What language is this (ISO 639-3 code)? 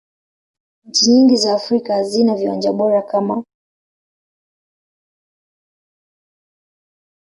swa